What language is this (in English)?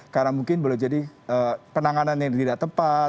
Indonesian